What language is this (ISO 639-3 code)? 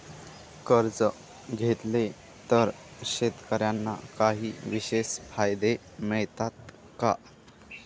mar